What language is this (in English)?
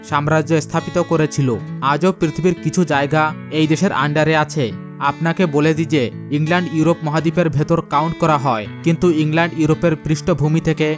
Bangla